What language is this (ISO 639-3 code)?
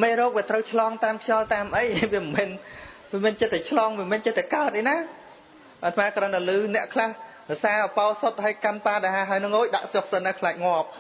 vie